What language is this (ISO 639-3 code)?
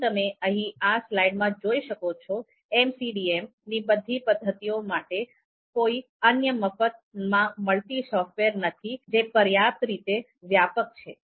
guj